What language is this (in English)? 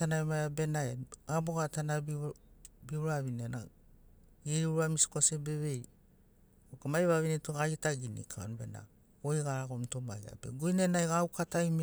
Sinaugoro